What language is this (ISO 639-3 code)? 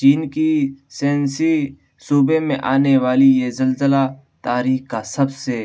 urd